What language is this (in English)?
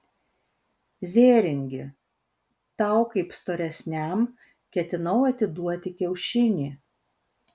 Lithuanian